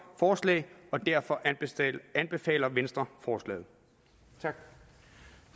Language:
Danish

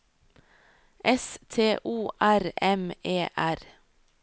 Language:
Norwegian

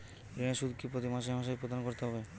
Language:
Bangla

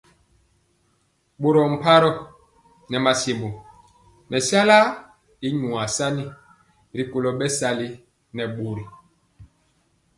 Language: Mpiemo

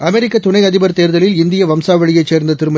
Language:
Tamil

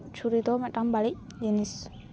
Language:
Santali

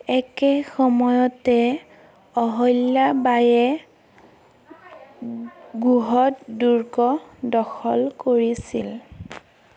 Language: Assamese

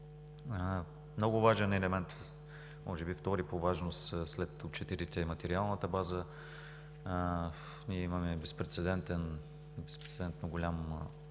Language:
Bulgarian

